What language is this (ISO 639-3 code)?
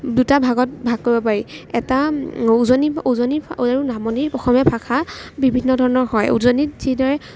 asm